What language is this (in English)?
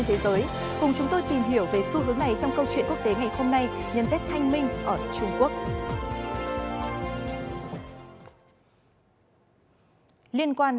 Vietnamese